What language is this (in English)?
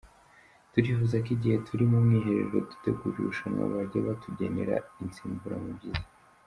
Kinyarwanda